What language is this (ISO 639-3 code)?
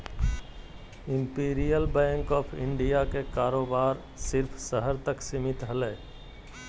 mag